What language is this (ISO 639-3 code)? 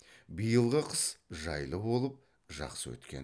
kaz